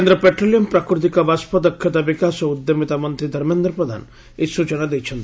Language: Odia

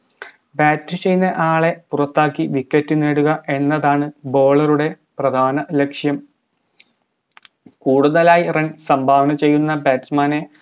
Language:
Malayalam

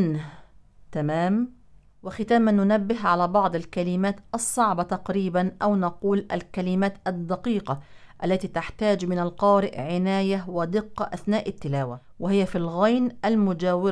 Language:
Arabic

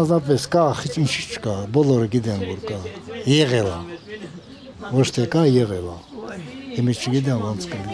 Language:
Romanian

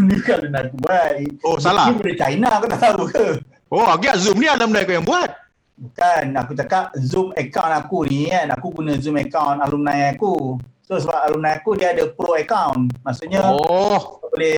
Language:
Malay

